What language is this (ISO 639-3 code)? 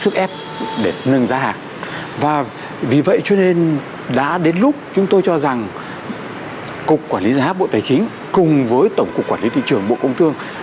vie